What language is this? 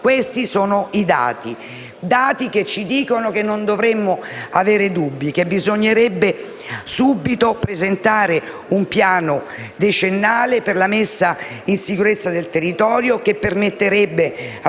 Italian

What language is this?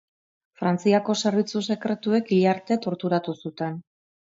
Basque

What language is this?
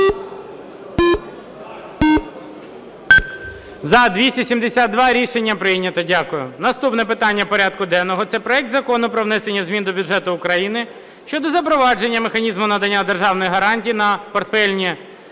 Ukrainian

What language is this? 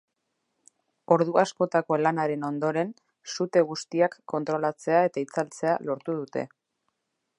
Basque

